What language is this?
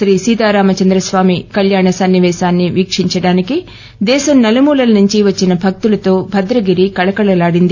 Telugu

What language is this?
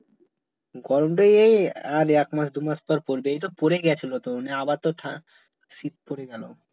Bangla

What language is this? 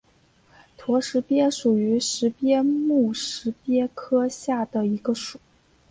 Chinese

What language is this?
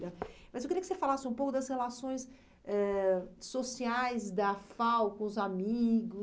Portuguese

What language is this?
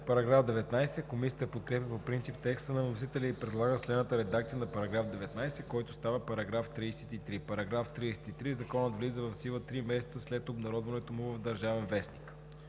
Bulgarian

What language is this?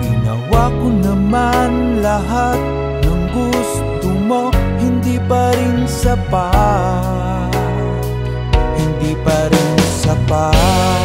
Filipino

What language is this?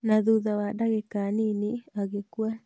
Kikuyu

